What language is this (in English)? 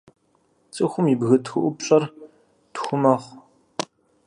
Kabardian